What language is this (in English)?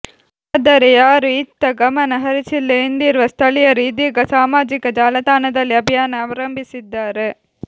Kannada